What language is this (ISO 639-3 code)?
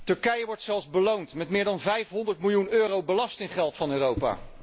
nld